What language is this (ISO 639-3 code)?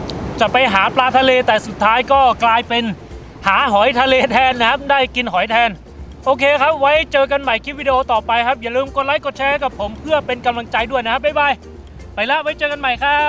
tha